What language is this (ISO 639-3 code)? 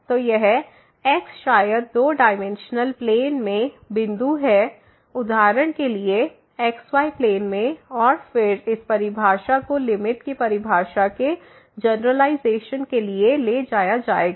hin